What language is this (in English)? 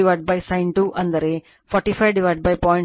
Kannada